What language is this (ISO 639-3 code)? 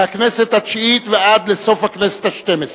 heb